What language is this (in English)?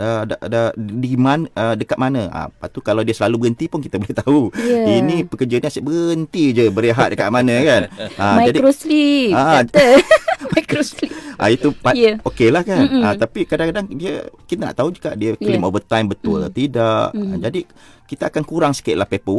Malay